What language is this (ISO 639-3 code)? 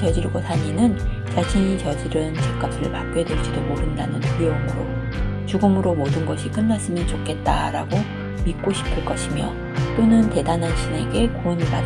kor